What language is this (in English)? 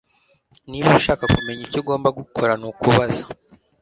Kinyarwanda